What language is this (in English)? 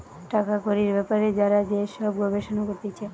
Bangla